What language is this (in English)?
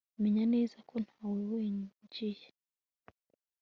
Kinyarwanda